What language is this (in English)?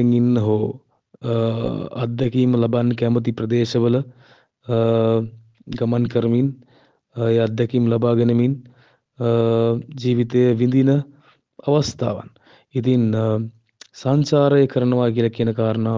Sinhala